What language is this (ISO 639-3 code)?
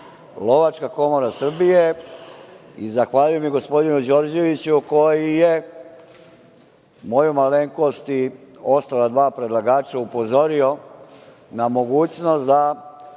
srp